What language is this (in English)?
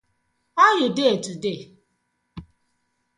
Nigerian Pidgin